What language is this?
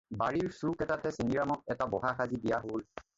Assamese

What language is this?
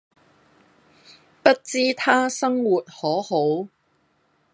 Cantonese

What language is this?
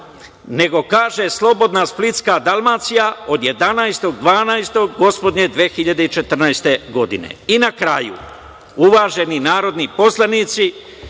Serbian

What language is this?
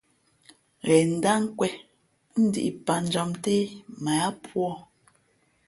Fe'fe'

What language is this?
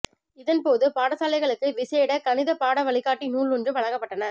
Tamil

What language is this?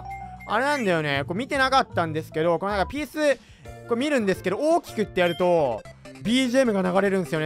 Japanese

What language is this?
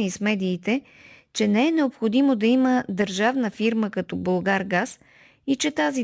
Bulgarian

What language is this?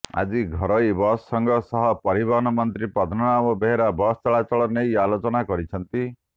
Odia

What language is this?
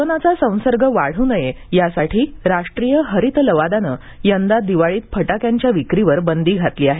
Marathi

